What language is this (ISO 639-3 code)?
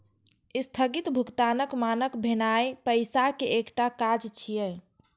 mai